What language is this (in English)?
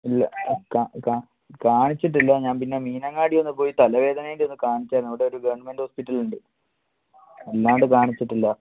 Malayalam